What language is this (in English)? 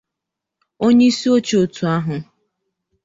Igbo